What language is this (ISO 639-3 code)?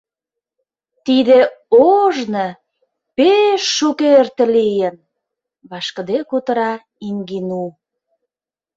chm